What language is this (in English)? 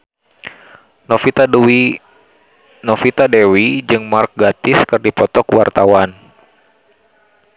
Sundanese